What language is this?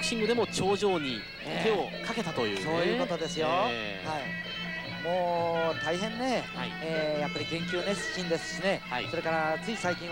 Japanese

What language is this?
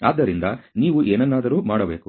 Kannada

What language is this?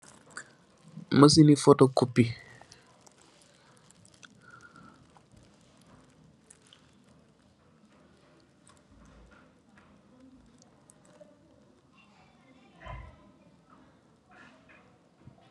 Wolof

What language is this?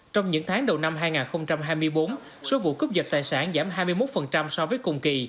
Vietnamese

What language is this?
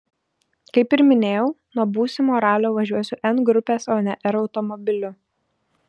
Lithuanian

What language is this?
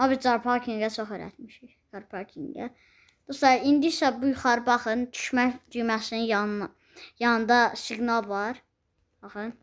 Turkish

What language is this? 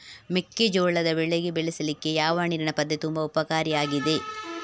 Kannada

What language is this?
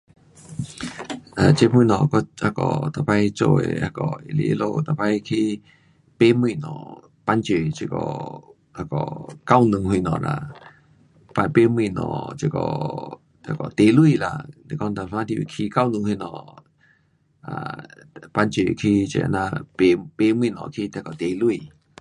Pu-Xian Chinese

